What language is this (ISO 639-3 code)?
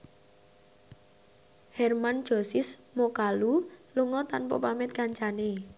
jav